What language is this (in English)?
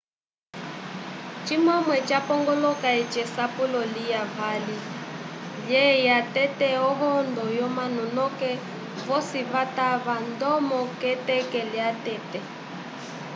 Umbundu